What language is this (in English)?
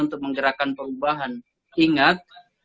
Indonesian